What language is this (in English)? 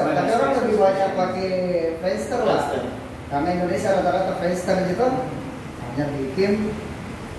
Indonesian